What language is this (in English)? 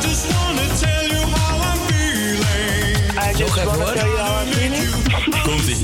Dutch